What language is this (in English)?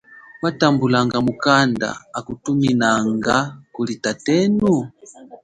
Chokwe